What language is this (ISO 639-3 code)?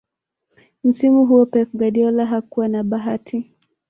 swa